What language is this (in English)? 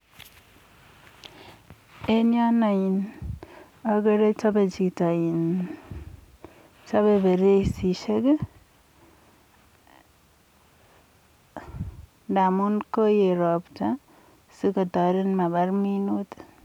Kalenjin